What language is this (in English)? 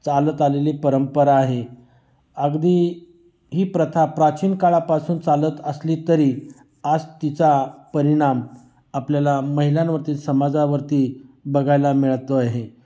Marathi